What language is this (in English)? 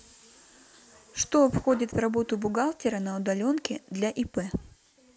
Russian